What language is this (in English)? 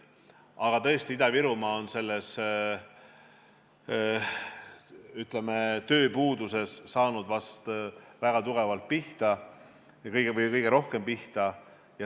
Estonian